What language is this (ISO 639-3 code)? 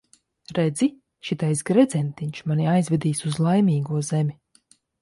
lav